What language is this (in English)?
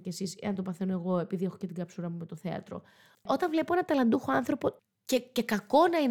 Greek